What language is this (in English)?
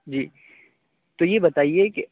Urdu